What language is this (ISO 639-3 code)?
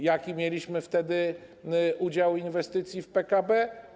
pol